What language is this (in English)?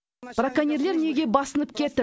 Kazakh